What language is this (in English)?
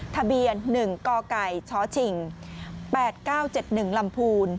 Thai